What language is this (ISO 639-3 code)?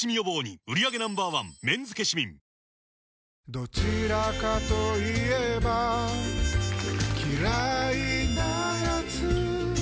jpn